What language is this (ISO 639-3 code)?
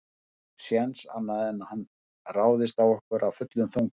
isl